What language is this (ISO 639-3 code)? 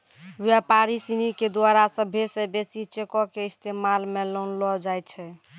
mai